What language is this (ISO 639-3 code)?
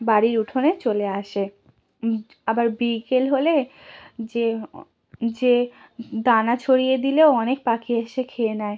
ben